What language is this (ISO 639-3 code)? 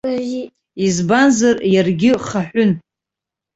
abk